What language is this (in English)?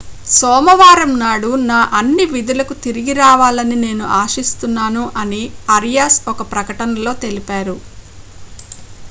Telugu